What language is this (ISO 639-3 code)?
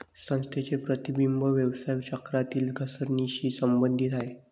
mar